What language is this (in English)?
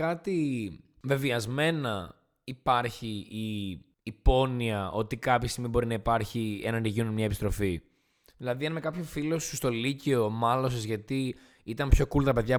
Greek